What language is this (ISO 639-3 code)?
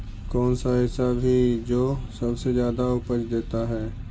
mag